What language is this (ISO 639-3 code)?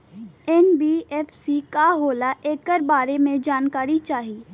bho